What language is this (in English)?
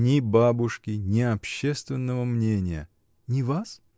Russian